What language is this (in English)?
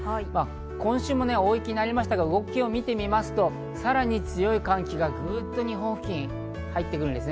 Japanese